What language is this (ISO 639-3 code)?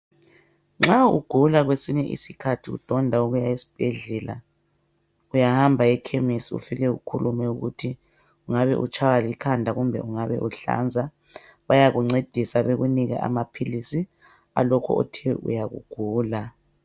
nde